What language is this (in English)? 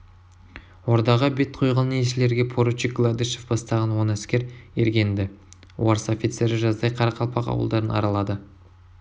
Kazakh